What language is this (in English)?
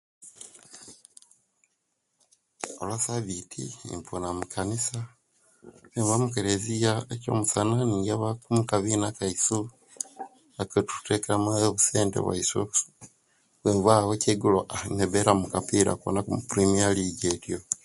Kenyi